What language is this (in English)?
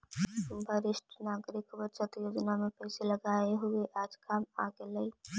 Magahi